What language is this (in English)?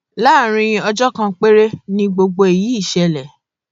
Yoruba